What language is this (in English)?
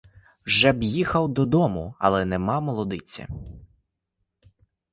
Ukrainian